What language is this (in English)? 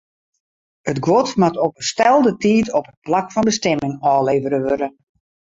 Western Frisian